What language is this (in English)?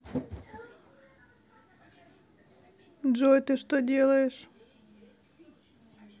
Russian